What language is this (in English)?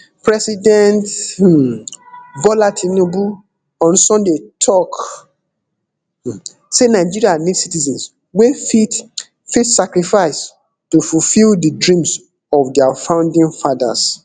Nigerian Pidgin